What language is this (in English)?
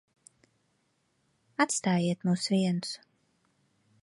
Latvian